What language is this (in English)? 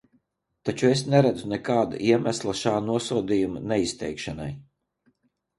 Latvian